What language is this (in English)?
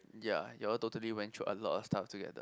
English